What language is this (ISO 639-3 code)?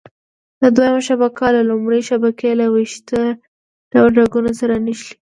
pus